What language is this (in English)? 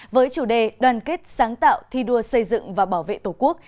Vietnamese